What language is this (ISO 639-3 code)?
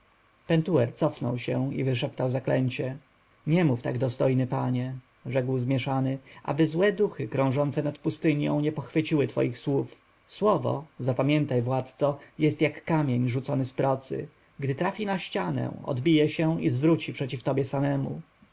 pol